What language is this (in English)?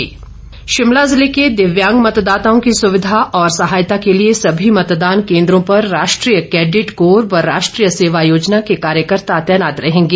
Hindi